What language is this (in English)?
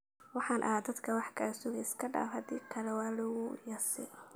Somali